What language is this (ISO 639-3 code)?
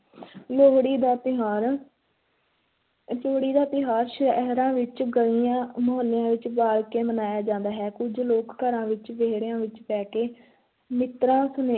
pan